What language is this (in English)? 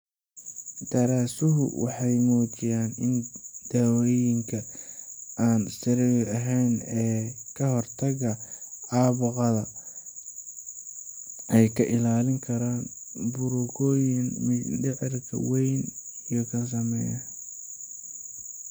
Somali